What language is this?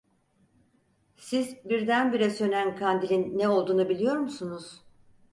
Turkish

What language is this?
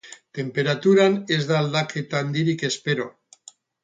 Basque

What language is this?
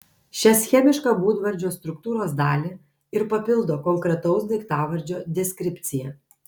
Lithuanian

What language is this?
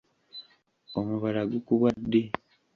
Ganda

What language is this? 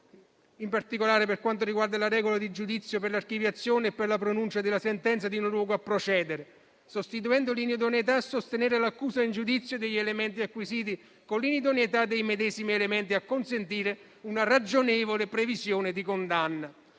Italian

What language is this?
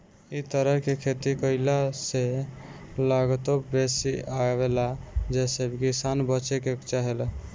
Bhojpuri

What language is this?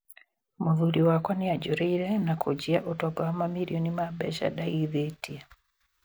Kikuyu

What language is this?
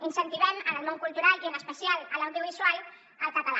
Catalan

